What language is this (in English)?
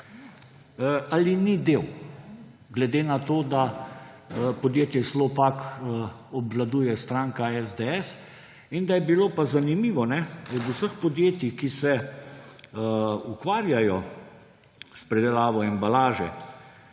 Slovenian